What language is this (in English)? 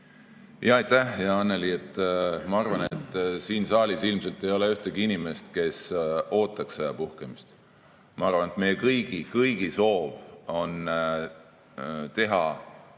Estonian